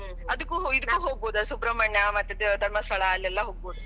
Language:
Kannada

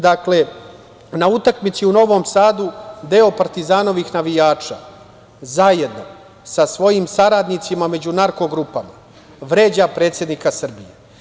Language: Serbian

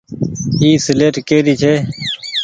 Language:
Goaria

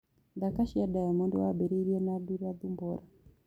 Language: Kikuyu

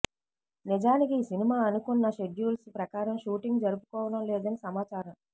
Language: Telugu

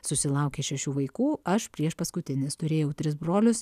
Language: Lithuanian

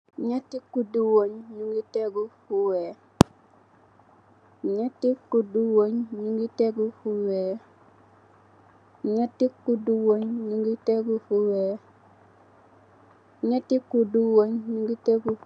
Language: Wolof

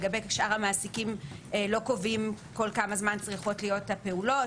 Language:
Hebrew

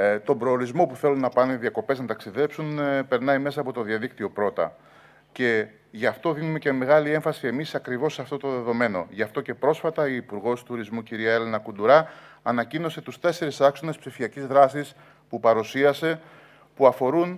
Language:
Greek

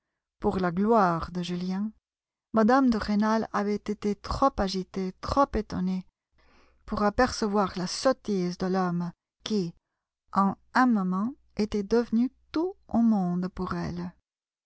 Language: French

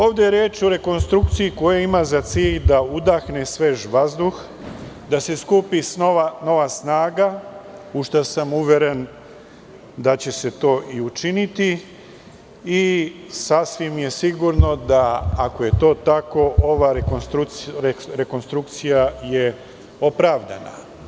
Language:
Serbian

